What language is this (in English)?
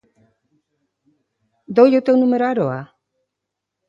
Galician